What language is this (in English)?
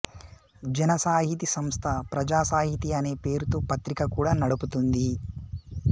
Telugu